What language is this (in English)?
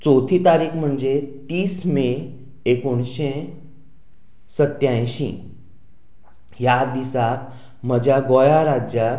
Konkani